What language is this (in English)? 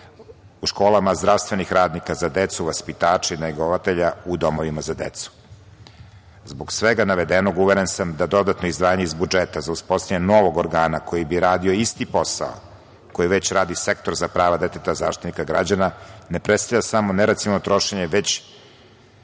Serbian